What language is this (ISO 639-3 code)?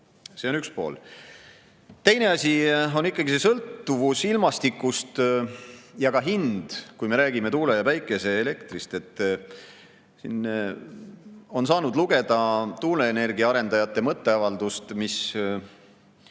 est